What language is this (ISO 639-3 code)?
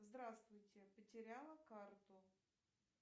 rus